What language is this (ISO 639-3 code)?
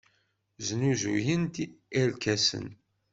kab